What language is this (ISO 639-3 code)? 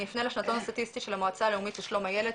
heb